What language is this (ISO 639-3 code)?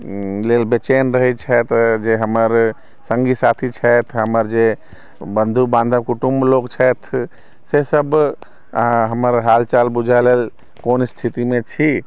mai